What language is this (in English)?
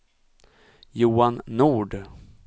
Swedish